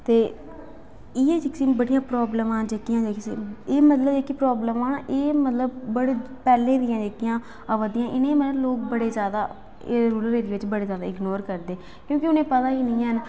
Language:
Dogri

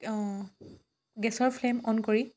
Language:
Assamese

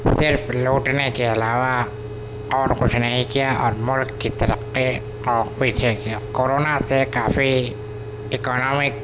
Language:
Urdu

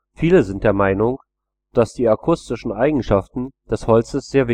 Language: German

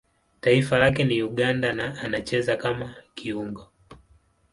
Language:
Swahili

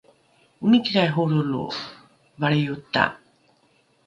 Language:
Rukai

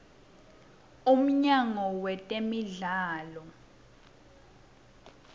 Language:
Swati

